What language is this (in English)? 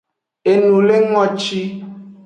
Aja (Benin)